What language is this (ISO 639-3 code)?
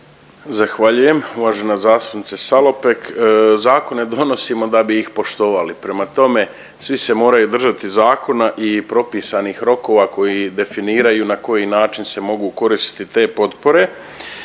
hrv